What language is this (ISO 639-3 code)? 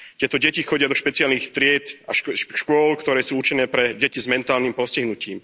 slk